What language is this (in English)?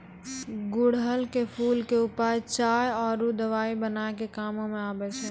Maithili